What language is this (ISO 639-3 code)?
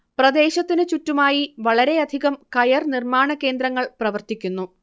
mal